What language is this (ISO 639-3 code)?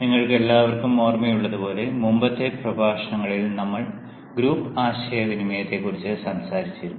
mal